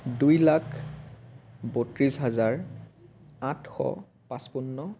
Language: Assamese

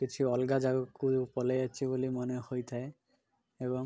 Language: Odia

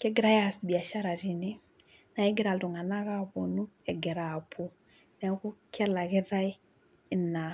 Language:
Masai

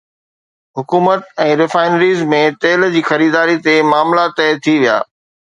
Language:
Sindhi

